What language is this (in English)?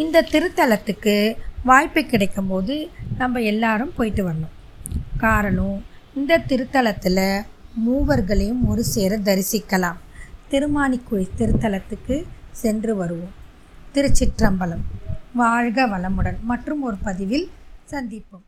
Tamil